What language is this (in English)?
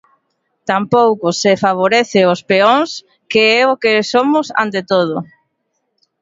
Galician